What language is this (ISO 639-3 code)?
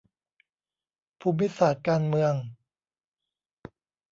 tha